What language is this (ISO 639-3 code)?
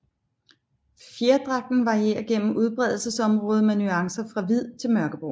dan